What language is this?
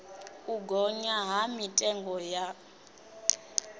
Venda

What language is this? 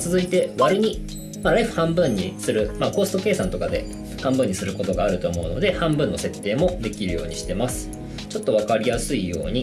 Japanese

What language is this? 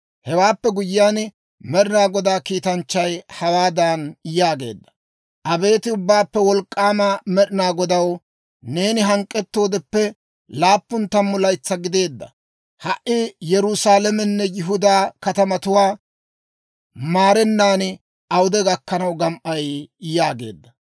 Dawro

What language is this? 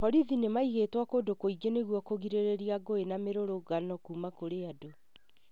Kikuyu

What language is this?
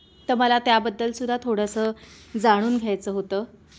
Marathi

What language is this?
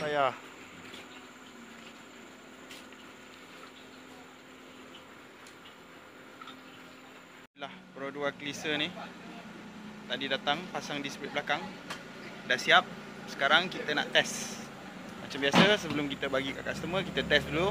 Malay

